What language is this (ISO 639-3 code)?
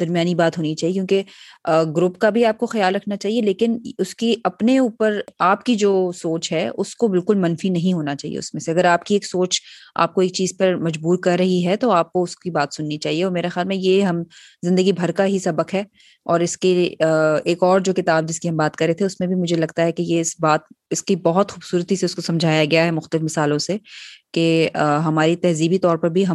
urd